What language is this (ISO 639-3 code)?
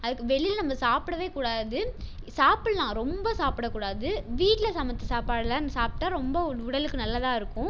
tam